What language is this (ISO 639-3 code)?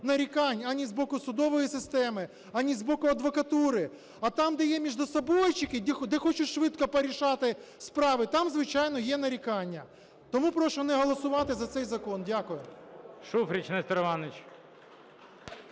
ukr